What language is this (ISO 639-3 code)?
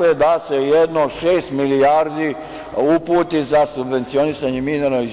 srp